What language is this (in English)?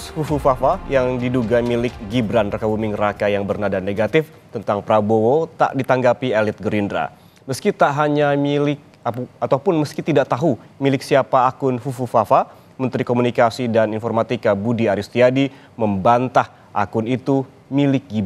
Indonesian